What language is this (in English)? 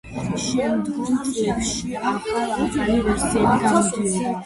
Georgian